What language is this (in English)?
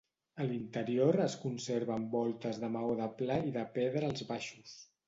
Catalan